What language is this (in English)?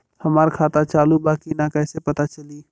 Bhojpuri